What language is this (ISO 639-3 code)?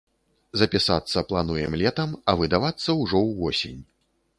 bel